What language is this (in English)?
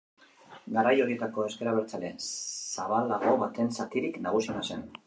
Basque